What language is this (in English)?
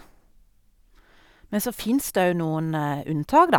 Norwegian